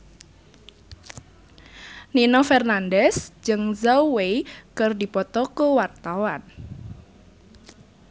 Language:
Sundanese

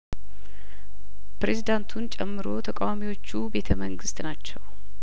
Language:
Amharic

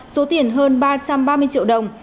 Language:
Vietnamese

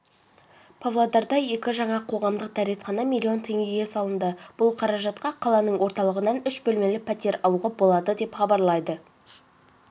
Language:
Kazakh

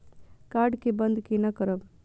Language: Maithili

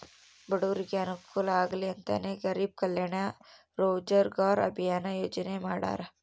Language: Kannada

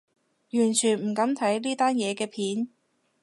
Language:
Cantonese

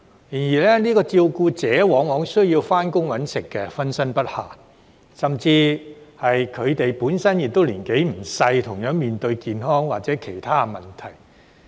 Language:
Cantonese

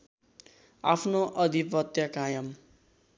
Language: Nepali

